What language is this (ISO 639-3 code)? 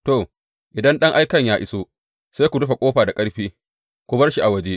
hau